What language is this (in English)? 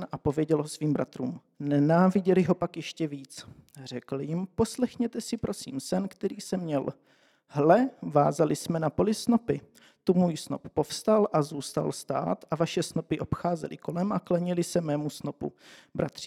Czech